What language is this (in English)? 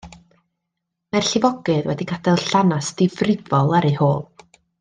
Welsh